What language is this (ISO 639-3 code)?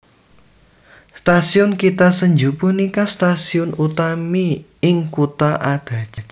jav